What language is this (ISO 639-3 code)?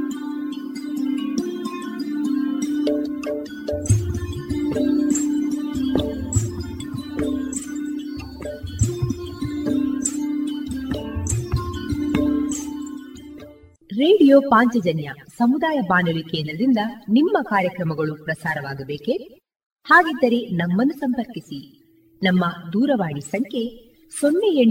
kan